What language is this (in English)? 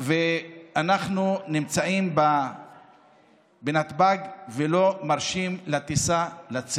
Hebrew